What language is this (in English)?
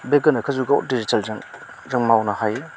Bodo